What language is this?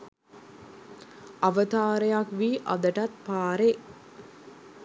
Sinhala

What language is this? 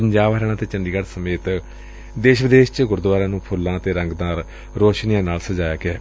Punjabi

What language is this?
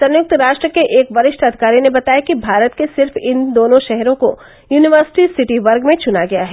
Hindi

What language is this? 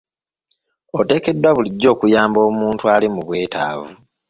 Ganda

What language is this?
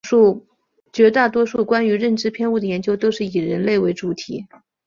Chinese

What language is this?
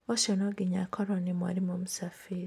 Kikuyu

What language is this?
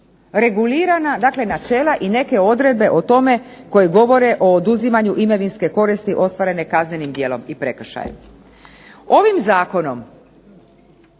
Croatian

